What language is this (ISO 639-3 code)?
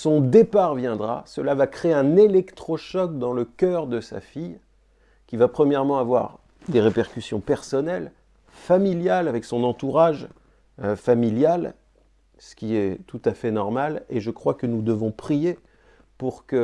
fra